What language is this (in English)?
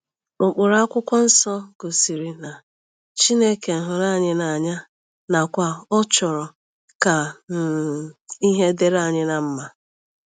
Igbo